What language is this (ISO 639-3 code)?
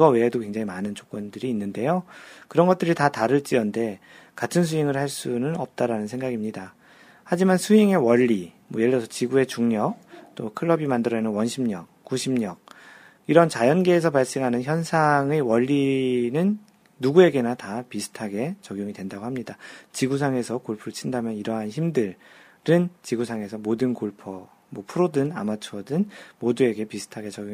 kor